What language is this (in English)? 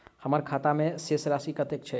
Maithili